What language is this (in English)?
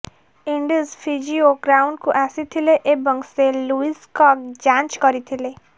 Odia